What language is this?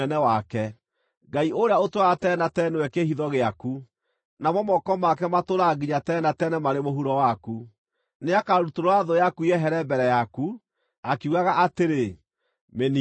Kikuyu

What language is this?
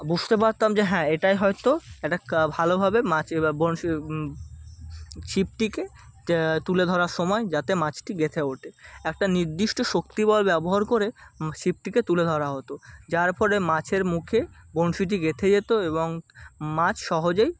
Bangla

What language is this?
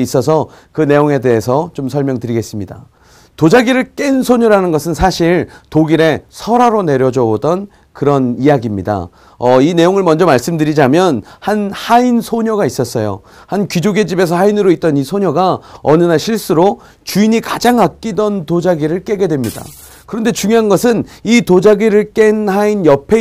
Korean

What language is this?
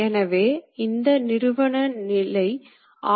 Tamil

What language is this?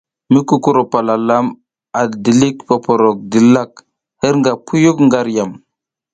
South Giziga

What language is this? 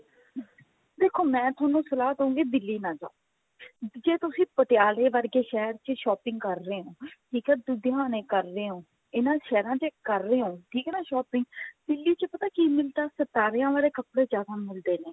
Punjabi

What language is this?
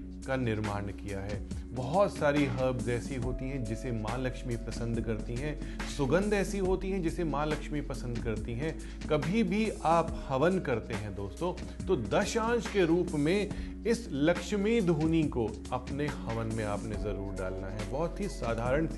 Hindi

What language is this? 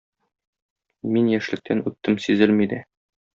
Tatar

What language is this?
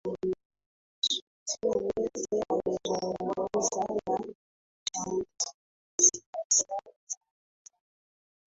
Swahili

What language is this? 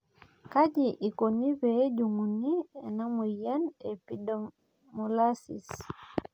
Masai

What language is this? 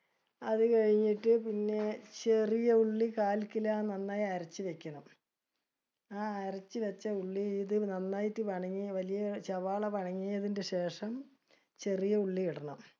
Malayalam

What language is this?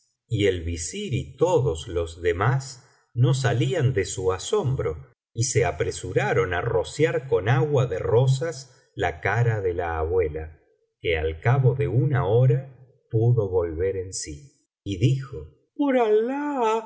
Spanish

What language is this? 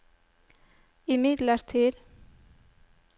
Norwegian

